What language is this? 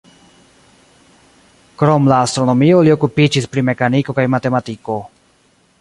Esperanto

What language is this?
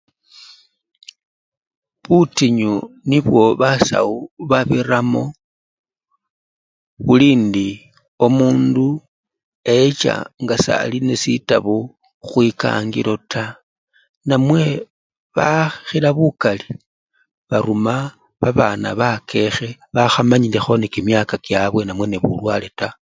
Luyia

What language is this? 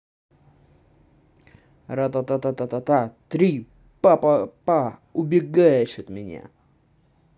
Russian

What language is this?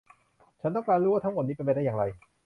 Thai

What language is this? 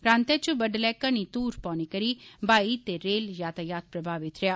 Dogri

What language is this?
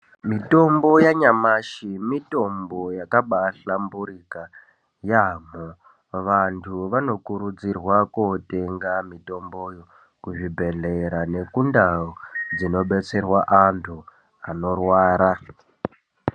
Ndau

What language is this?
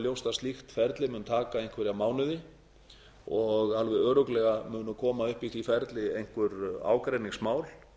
Icelandic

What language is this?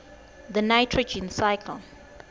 Swati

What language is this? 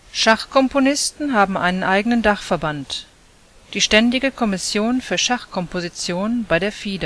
German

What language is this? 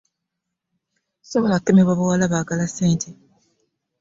Ganda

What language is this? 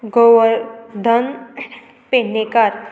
Konkani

